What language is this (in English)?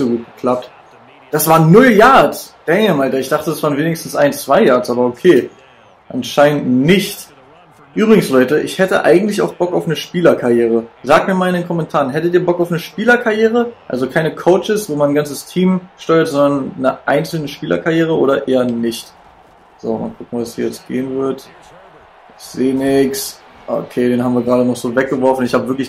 German